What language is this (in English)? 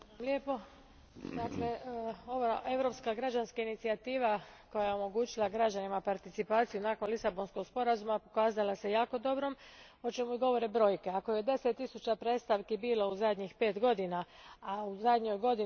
Croatian